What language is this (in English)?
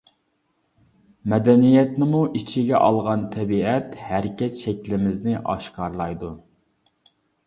Uyghur